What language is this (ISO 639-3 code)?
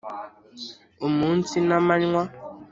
kin